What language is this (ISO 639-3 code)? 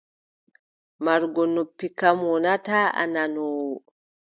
fub